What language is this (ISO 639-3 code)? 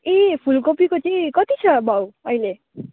nep